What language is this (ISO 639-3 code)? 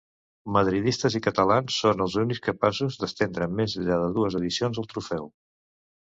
cat